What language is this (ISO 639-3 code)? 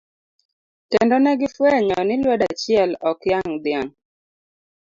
luo